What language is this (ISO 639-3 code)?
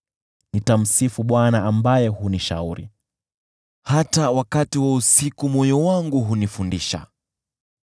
swa